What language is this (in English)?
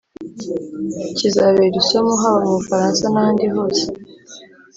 Kinyarwanda